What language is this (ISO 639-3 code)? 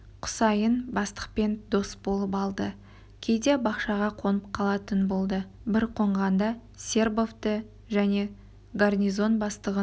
kaz